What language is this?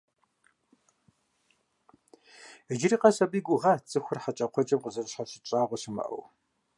Kabardian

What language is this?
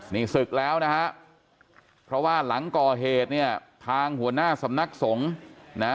Thai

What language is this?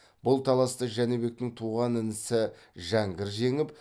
Kazakh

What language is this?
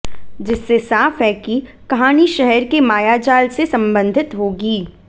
Hindi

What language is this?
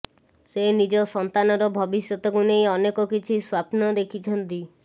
Odia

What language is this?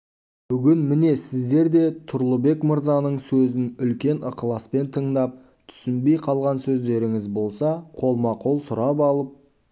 Kazakh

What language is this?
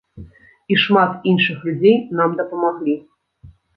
Belarusian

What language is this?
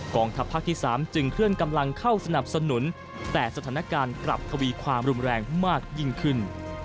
Thai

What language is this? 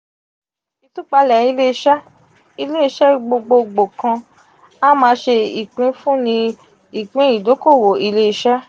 Yoruba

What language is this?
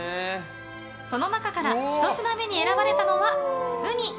Japanese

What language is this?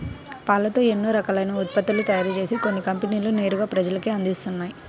Telugu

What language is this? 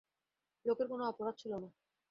Bangla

